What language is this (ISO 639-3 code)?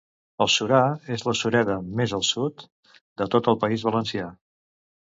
cat